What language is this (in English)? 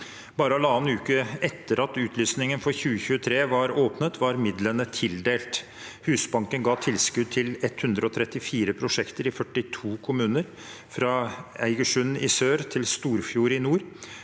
Norwegian